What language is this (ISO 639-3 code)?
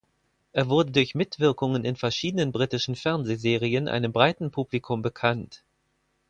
deu